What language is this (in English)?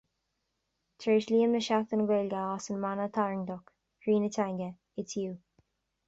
Irish